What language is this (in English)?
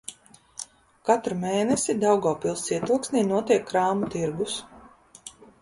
Latvian